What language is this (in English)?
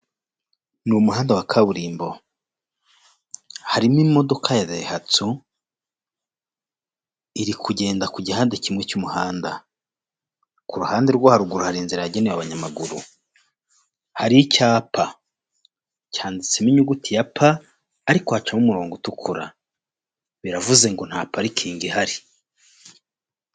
Kinyarwanda